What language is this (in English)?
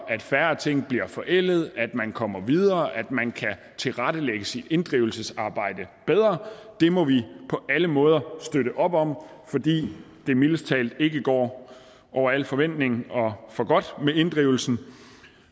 Danish